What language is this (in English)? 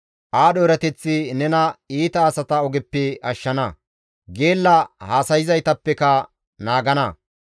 Gamo